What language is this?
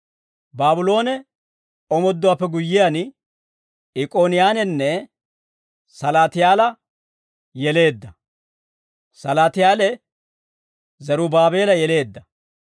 Dawro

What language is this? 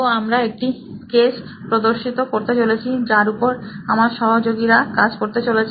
Bangla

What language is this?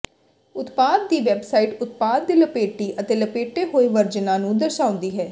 Punjabi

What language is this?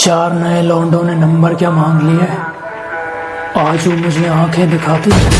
Hindi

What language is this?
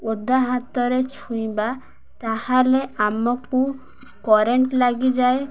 Odia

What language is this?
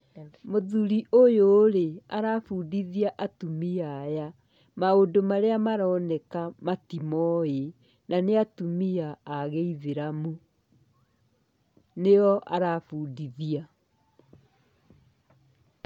Kikuyu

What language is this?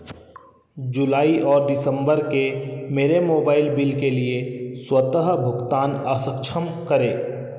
Hindi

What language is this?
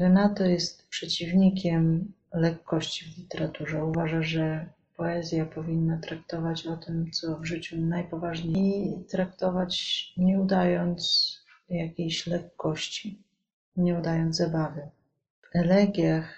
Polish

